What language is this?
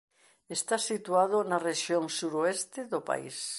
Galician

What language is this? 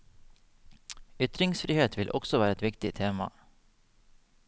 Norwegian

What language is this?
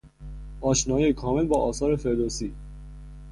Persian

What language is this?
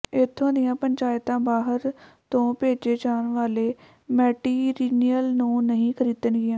Punjabi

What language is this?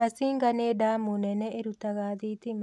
Kikuyu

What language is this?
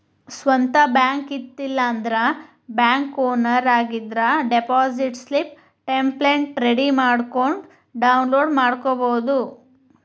Kannada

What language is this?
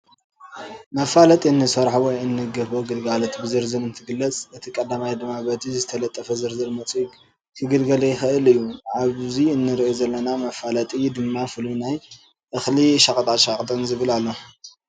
Tigrinya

